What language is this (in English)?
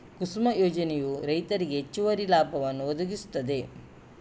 Kannada